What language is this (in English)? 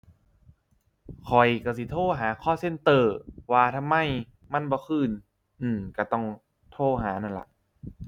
Thai